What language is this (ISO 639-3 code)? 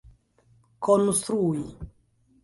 epo